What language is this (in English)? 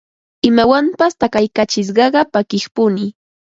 Ambo-Pasco Quechua